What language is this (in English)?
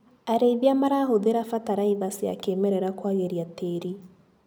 Kikuyu